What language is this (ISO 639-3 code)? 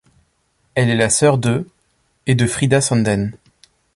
fra